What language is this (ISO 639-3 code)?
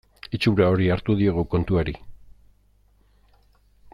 eus